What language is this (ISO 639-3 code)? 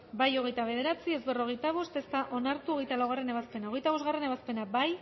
eus